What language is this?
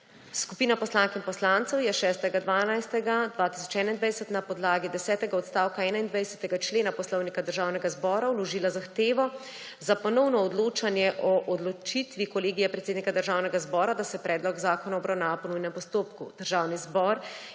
Slovenian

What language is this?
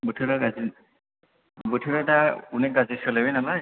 Bodo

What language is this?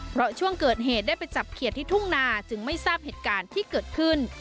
Thai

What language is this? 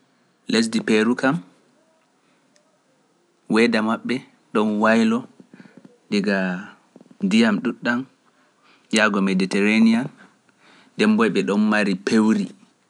Pular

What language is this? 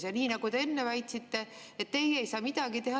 Estonian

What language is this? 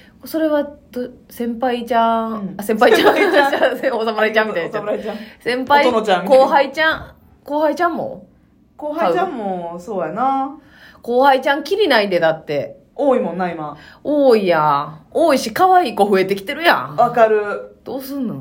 Japanese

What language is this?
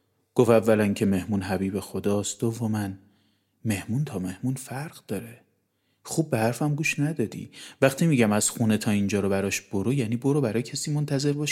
Persian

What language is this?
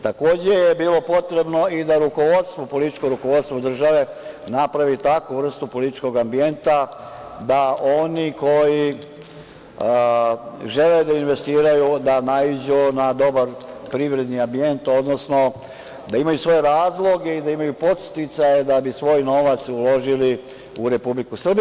Serbian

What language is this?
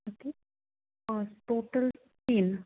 Konkani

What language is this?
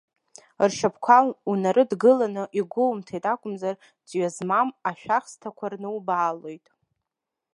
Abkhazian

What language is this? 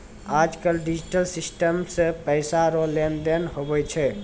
Maithili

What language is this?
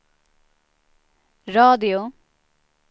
Swedish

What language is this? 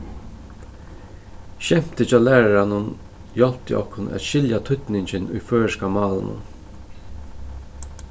Faroese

